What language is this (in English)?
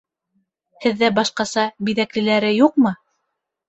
Bashkir